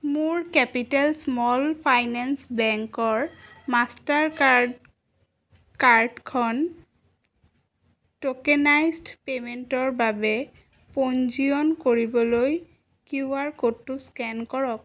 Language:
Assamese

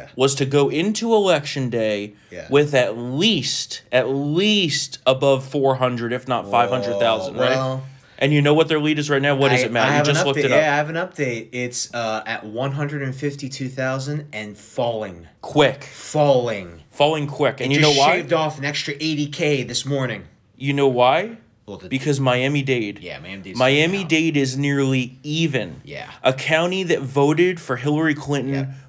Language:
English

